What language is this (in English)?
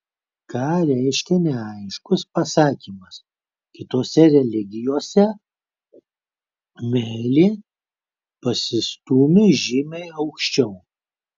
Lithuanian